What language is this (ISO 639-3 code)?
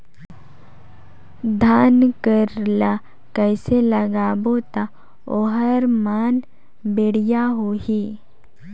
hne